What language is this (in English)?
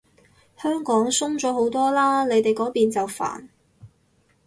Cantonese